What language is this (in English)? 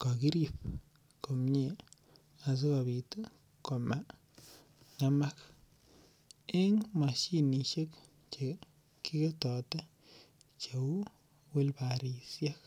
Kalenjin